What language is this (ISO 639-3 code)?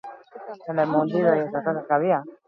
eus